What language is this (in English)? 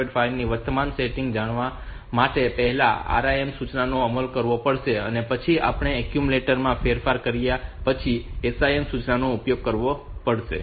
Gujarati